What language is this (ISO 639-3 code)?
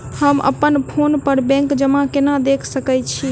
mai